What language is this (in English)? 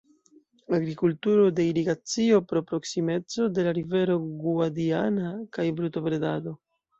Esperanto